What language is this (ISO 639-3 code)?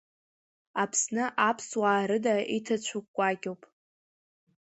abk